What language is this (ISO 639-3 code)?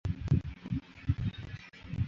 zho